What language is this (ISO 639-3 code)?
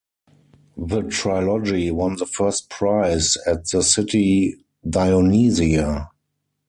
eng